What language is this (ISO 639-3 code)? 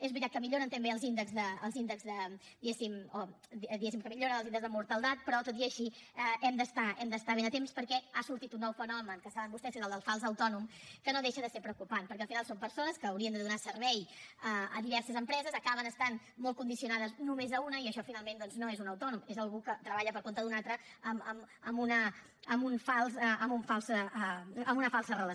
cat